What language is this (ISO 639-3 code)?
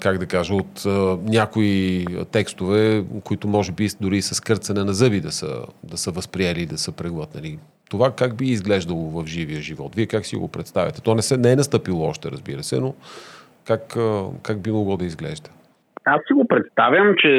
bul